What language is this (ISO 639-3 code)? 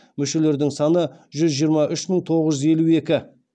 kaz